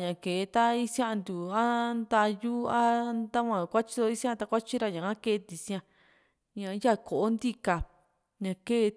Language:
Juxtlahuaca Mixtec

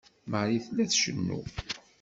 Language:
Kabyle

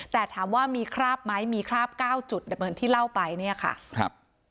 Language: Thai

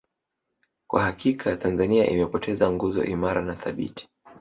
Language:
Swahili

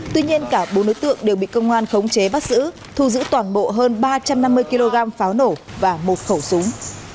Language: Vietnamese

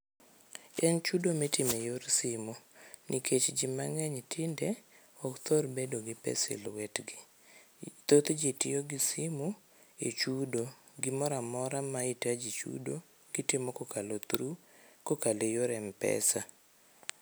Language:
Luo (Kenya and Tanzania)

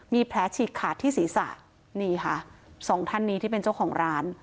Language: Thai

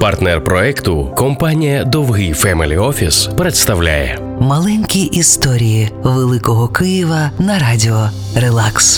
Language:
Ukrainian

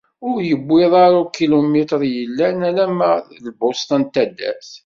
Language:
Kabyle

